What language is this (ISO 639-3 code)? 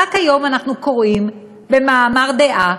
heb